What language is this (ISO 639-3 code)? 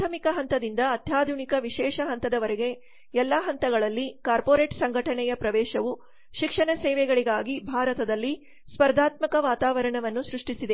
kan